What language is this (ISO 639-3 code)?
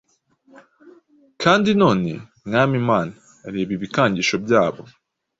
kin